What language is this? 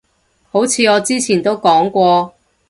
Cantonese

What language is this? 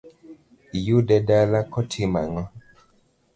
Luo (Kenya and Tanzania)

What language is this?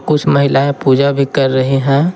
Hindi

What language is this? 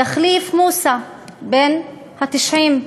Hebrew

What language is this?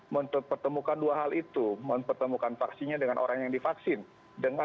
Indonesian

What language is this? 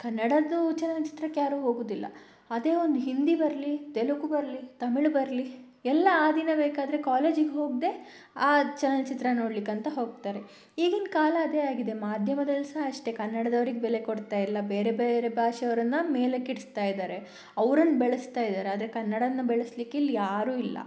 Kannada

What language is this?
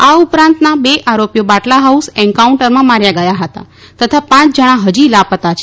Gujarati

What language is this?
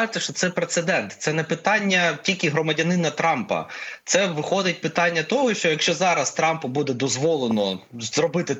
Ukrainian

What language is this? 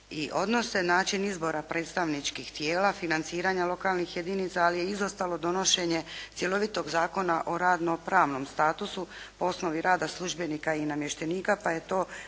Croatian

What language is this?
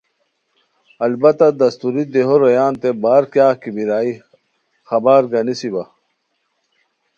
Khowar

